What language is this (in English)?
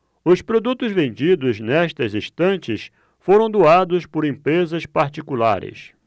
Portuguese